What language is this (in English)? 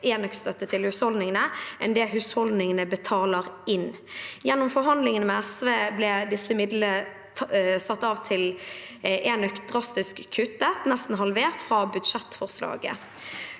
Norwegian